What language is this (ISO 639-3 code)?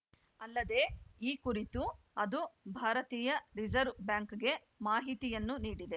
kan